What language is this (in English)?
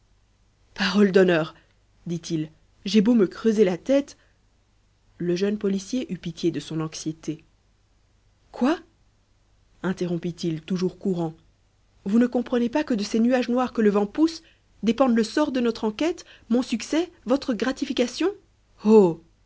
French